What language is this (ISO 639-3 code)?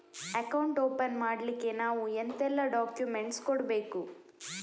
kan